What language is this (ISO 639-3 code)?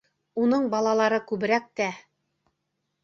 bak